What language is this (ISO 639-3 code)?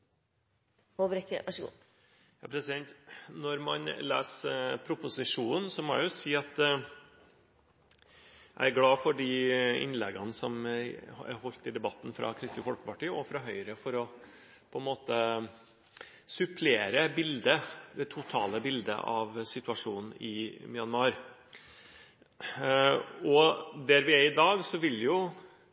nob